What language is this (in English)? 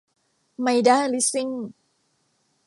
Thai